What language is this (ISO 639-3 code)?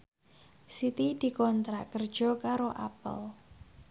jav